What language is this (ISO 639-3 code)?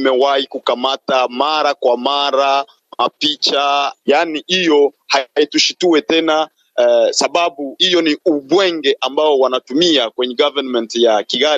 swa